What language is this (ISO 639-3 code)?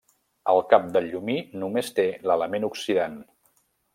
cat